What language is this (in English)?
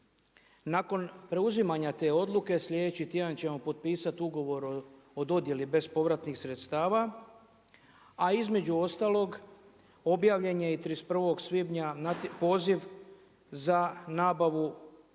Croatian